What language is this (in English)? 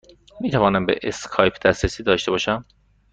Persian